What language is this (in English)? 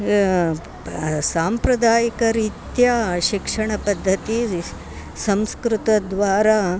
Sanskrit